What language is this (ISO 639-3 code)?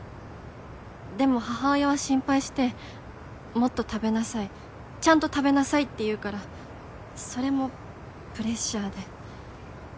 jpn